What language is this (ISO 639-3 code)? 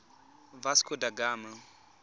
tsn